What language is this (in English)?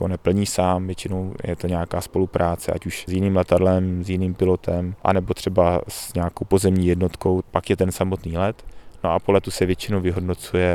Czech